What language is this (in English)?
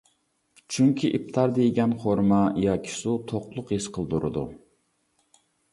Uyghur